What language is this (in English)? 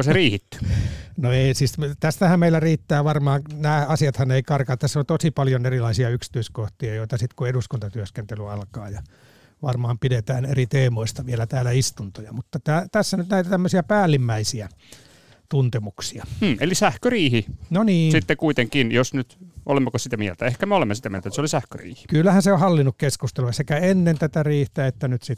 Finnish